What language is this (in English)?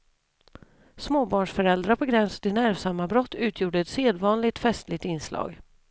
Swedish